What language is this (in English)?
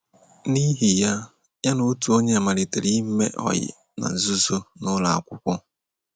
Igbo